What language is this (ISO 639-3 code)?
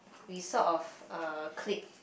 eng